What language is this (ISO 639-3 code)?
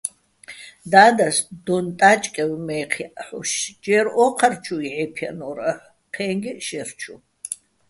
bbl